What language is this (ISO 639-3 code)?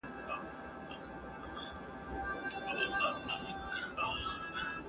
pus